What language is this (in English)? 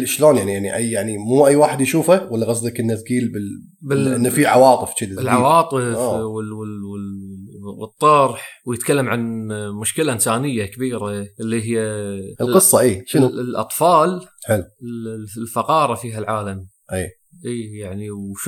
Arabic